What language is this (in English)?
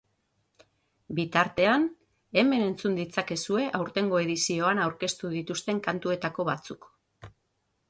Basque